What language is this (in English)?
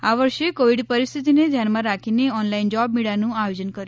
Gujarati